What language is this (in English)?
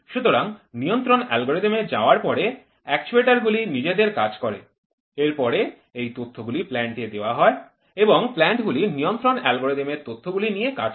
Bangla